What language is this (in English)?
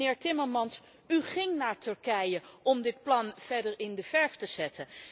Dutch